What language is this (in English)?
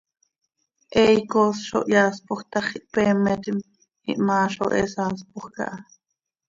Seri